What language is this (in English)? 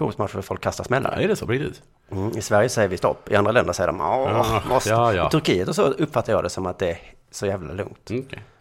Swedish